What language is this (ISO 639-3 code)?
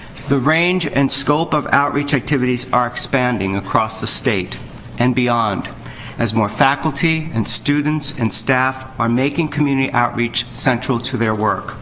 eng